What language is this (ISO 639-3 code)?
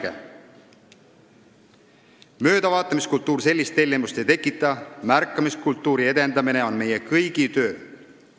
est